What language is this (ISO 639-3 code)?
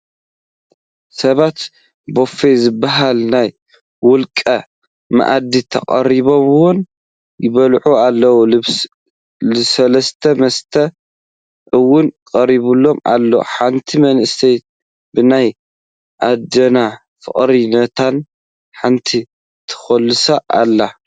tir